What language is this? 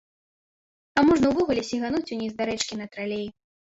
Belarusian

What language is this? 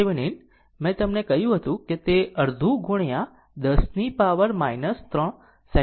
Gujarati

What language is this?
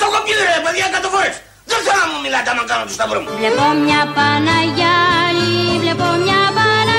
Greek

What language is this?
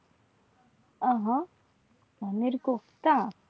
Gujarati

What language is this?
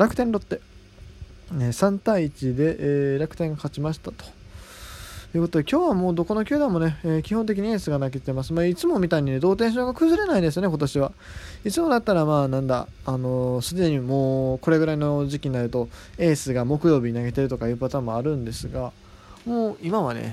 Japanese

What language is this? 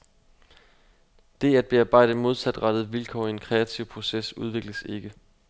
Danish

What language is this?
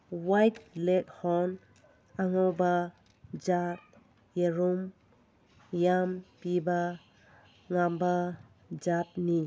Manipuri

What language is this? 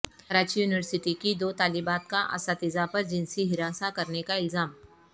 Urdu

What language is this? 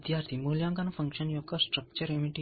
Telugu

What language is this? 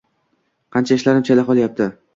Uzbek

